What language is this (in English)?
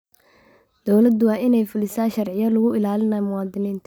Somali